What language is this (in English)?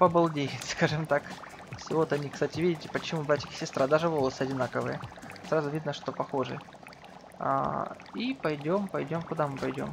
Russian